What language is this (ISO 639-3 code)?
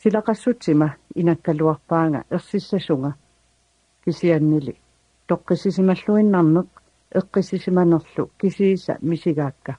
ara